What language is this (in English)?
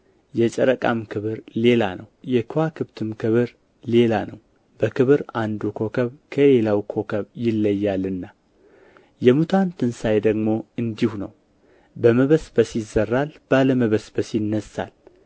Amharic